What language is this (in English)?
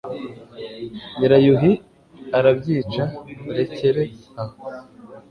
Kinyarwanda